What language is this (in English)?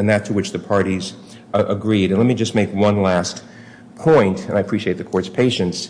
English